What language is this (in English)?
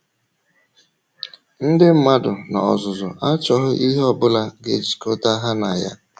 Igbo